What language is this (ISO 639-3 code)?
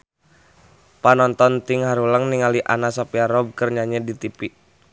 sun